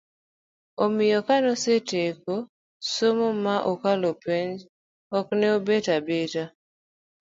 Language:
Luo (Kenya and Tanzania)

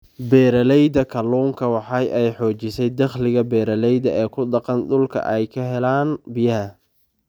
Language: Somali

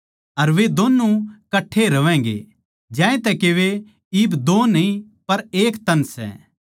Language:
Haryanvi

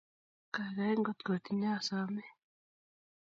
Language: Kalenjin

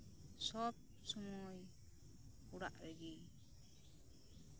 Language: Santali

